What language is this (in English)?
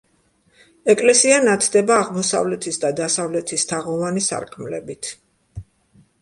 Georgian